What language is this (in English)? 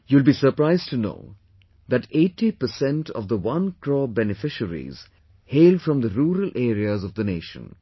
English